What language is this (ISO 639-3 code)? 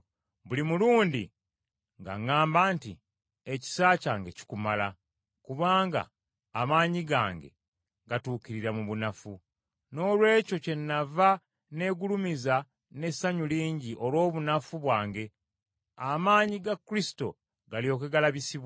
lug